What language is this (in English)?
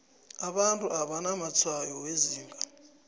South Ndebele